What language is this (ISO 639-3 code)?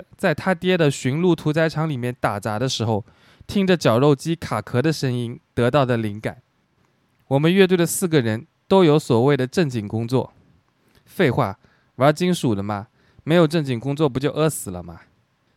zho